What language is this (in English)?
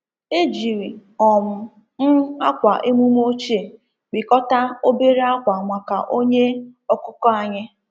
Igbo